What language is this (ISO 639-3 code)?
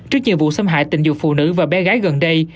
vie